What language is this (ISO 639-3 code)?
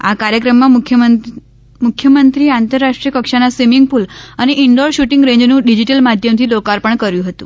guj